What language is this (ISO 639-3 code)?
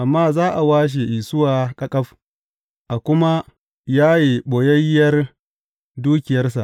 hau